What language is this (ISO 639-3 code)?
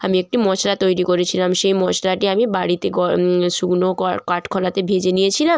ben